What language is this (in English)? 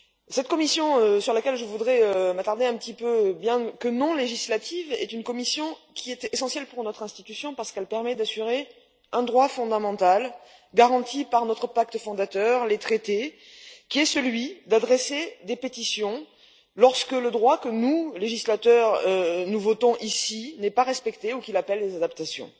French